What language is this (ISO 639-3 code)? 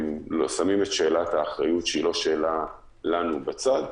heb